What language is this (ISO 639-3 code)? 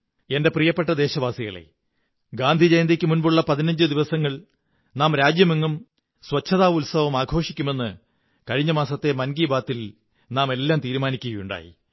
mal